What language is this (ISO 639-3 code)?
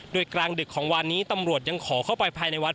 tha